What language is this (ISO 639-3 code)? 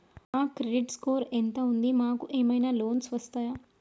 tel